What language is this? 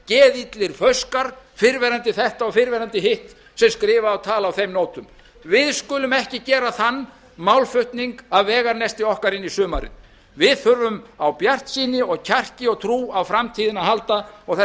Icelandic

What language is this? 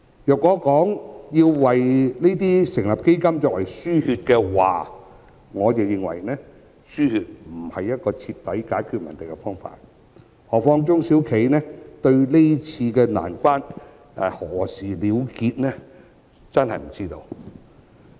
Cantonese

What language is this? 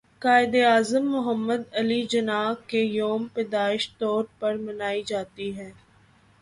Urdu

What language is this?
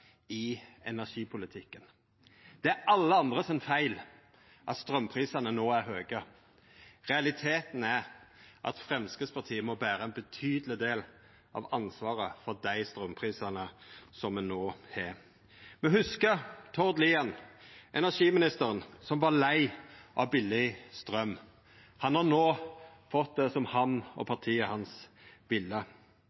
Norwegian Nynorsk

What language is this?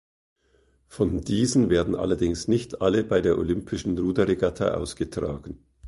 German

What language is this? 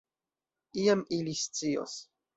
Esperanto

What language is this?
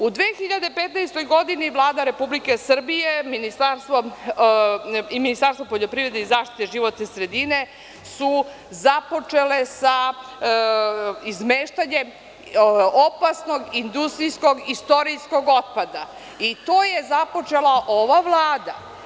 Serbian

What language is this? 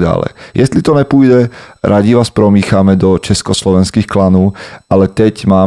Slovak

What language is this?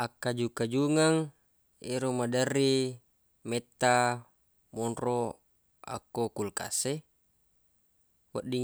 Buginese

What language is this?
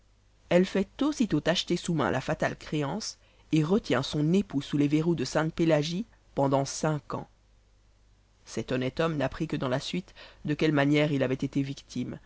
French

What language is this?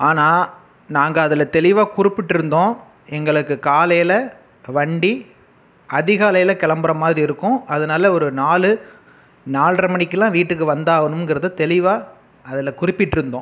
Tamil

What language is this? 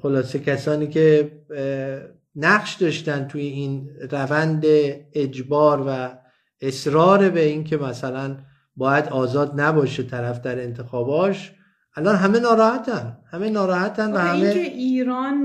Persian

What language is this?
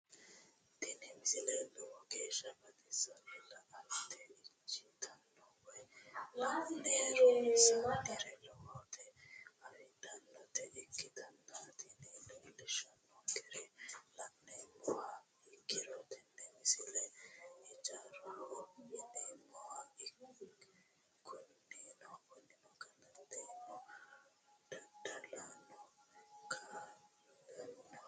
Sidamo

